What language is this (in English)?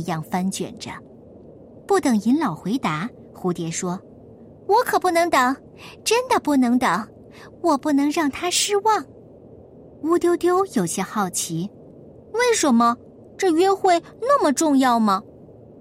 Chinese